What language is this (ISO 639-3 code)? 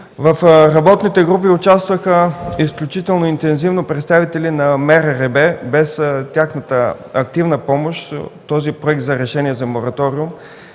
bul